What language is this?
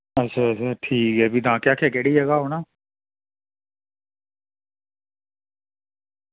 Dogri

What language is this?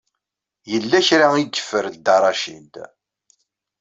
Kabyle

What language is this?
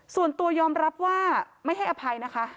Thai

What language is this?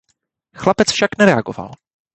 Czech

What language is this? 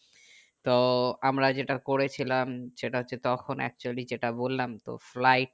Bangla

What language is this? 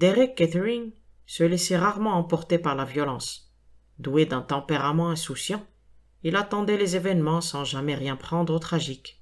French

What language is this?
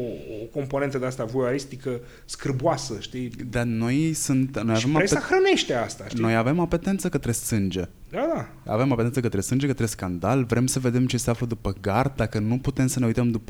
Romanian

